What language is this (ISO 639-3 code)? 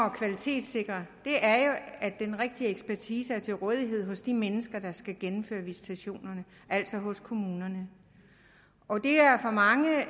dan